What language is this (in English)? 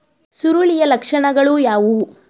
Kannada